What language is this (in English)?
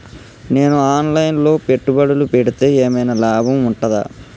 Telugu